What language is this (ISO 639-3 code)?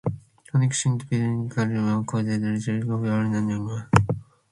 glv